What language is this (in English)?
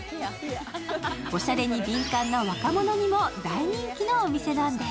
Japanese